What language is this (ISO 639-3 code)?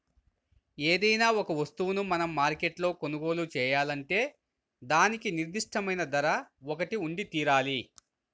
tel